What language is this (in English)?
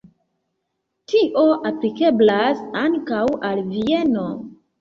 Esperanto